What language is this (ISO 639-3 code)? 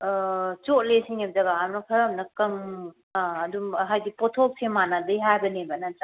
mni